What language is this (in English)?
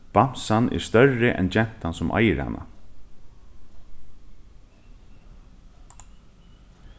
Faroese